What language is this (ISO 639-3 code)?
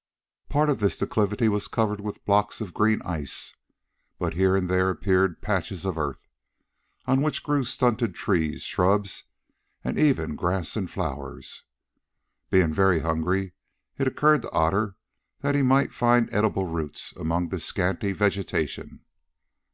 eng